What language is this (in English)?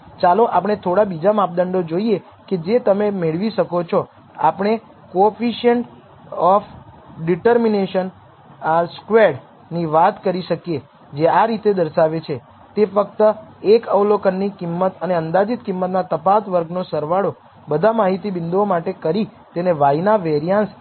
Gujarati